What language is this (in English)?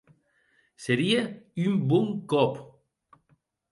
Occitan